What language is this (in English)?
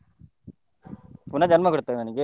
Kannada